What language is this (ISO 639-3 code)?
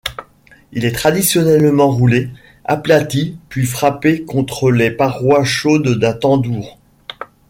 fra